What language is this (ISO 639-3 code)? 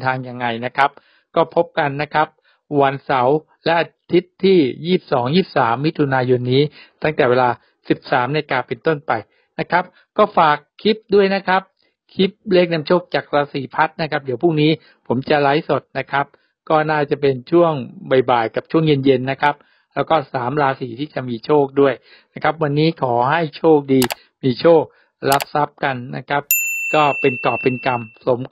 tha